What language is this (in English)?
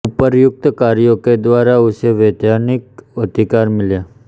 Hindi